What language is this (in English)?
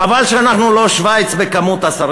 Hebrew